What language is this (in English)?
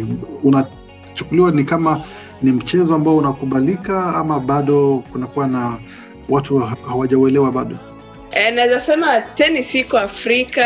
Swahili